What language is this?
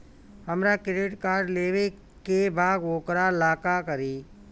Bhojpuri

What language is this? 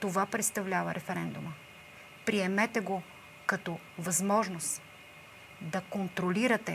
Bulgarian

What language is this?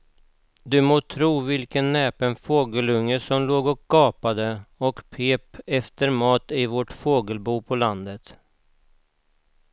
Swedish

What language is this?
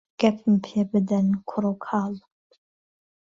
Central Kurdish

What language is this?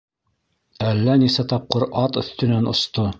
Bashkir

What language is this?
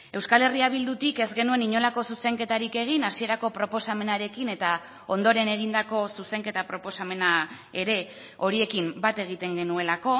Basque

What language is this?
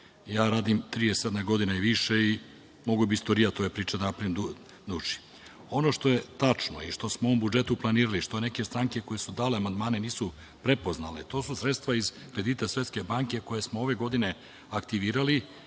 Serbian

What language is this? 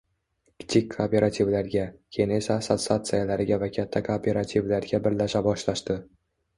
Uzbek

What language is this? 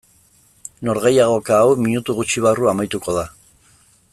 Basque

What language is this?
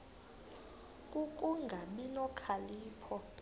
Xhosa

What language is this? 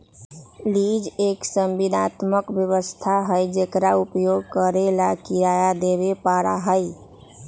Magahi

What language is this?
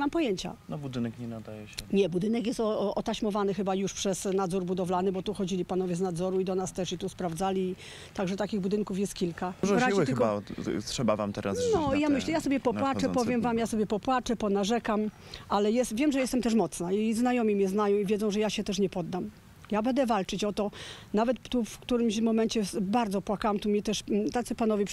Polish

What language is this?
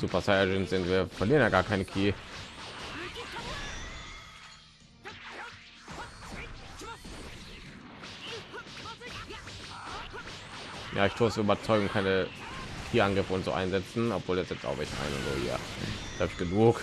German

